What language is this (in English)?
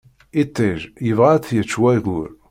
Kabyle